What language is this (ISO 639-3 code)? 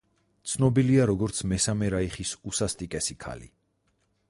kat